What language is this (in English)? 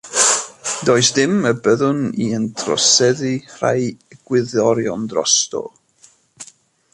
Welsh